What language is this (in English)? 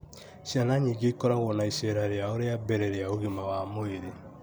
Kikuyu